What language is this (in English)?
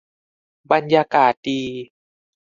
Thai